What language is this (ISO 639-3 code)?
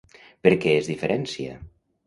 cat